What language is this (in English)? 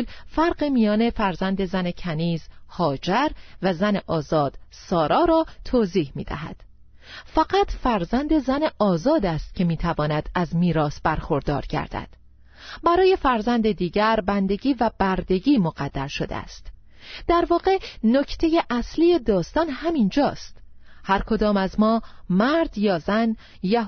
Persian